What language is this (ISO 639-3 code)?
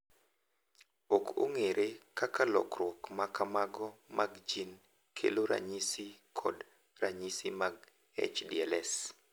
luo